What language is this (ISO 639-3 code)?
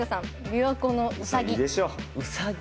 jpn